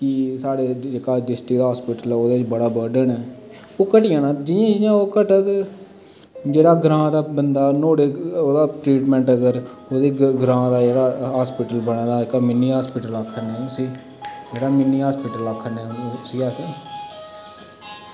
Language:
Dogri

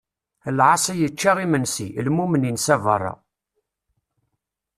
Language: Kabyle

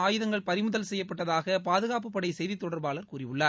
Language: Tamil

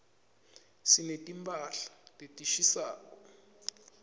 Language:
Swati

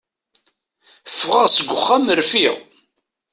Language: Kabyle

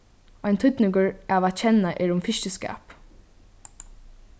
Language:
Faroese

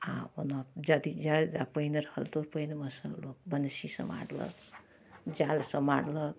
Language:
Maithili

